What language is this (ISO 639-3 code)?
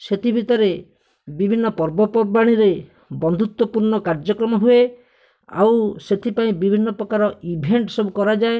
ori